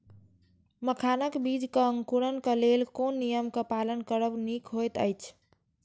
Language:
Maithili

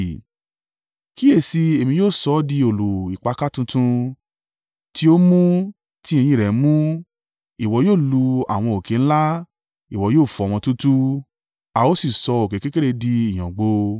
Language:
Yoruba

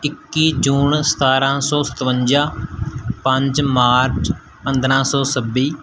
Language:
Punjabi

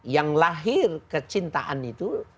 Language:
Indonesian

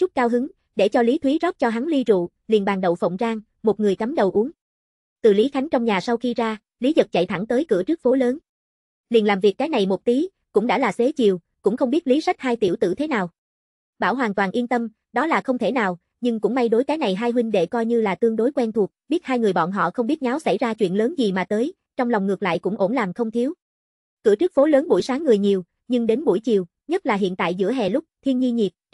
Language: Vietnamese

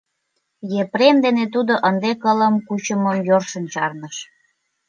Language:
Mari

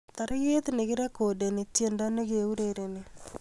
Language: Kalenjin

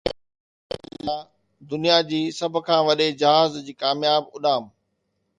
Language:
Sindhi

